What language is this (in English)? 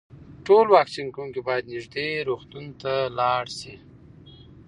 Pashto